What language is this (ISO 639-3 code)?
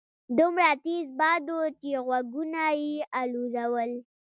pus